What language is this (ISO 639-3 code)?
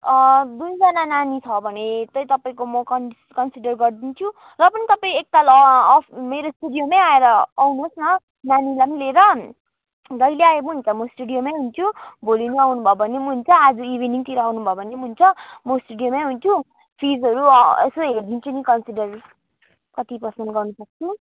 nep